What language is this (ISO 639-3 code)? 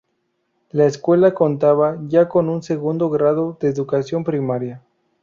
spa